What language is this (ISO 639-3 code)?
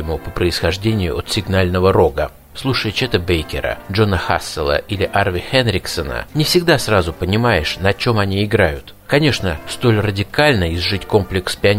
rus